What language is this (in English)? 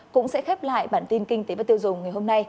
Vietnamese